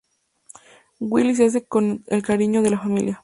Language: Spanish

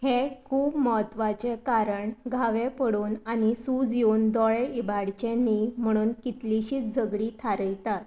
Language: Konkani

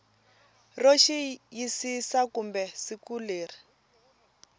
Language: Tsonga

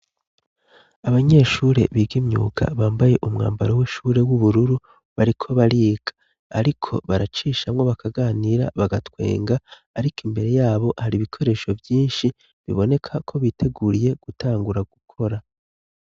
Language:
Rundi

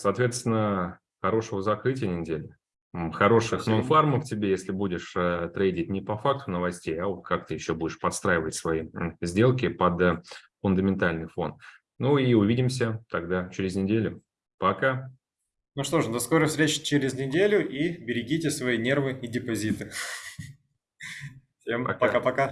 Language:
Russian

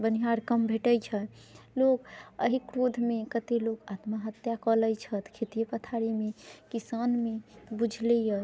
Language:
Maithili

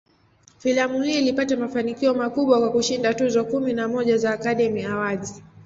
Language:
Swahili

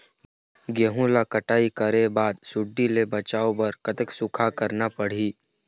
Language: Chhattisgarhi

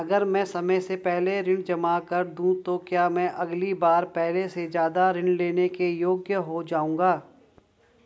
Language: Hindi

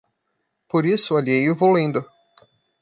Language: Portuguese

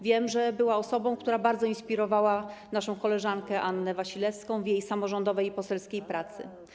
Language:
Polish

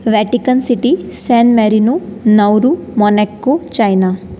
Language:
Sanskrit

